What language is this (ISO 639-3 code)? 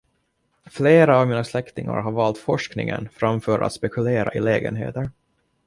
swe